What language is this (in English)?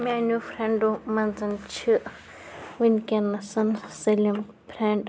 Kashmiri